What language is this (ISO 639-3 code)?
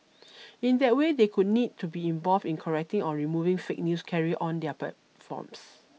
eng